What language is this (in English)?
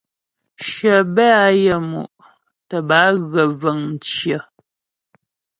Ghomala